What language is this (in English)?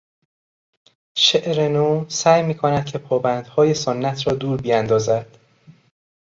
Persian